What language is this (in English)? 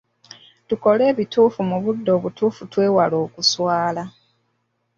Ganda